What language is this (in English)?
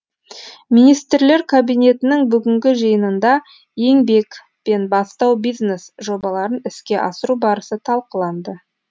Kazakh